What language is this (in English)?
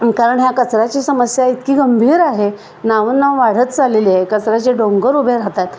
Marathi